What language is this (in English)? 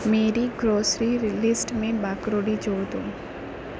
Urdu